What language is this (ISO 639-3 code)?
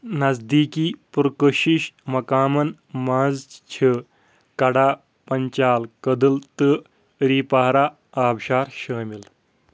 kas